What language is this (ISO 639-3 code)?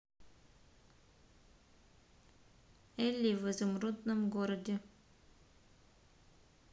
rus